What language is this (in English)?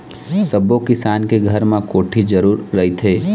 Chhattisgarhi